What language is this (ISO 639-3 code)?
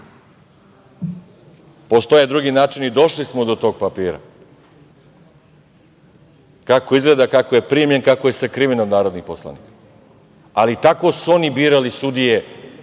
srp